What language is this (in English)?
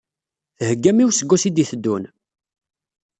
Kabyle